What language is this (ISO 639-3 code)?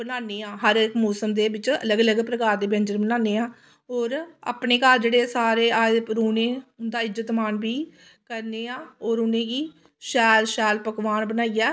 doi